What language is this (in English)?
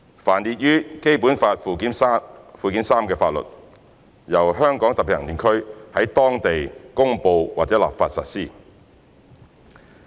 Cantonese